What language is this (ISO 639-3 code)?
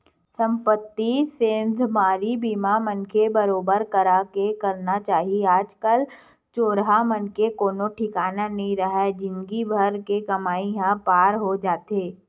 hne